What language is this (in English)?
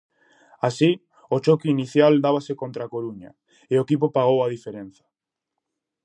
Galician